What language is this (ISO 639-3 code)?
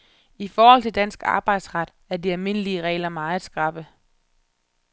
dan